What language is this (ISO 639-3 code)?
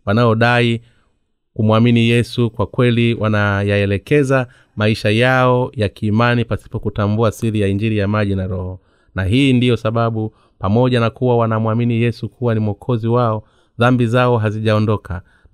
swa